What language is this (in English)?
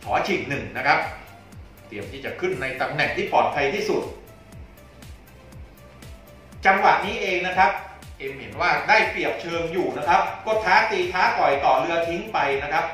Thai